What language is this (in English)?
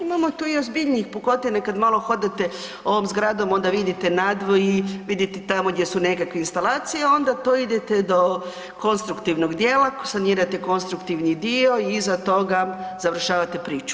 Croatian